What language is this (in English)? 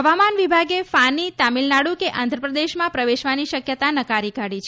Gujarati